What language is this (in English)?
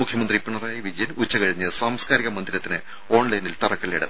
Malayalam